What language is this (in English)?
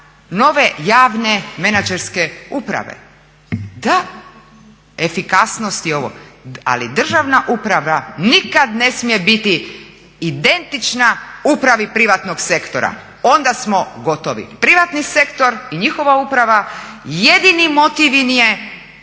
Croatian